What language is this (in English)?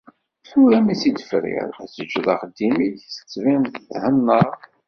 Kabyle